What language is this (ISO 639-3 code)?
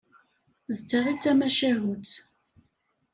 kab